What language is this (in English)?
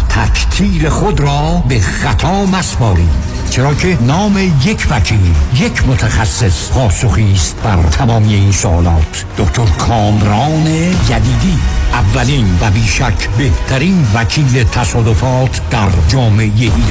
Persian